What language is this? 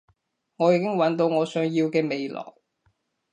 Cantonese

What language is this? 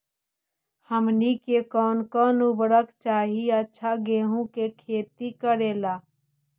Magahi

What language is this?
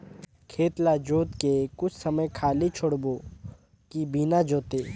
Chhattisgarhi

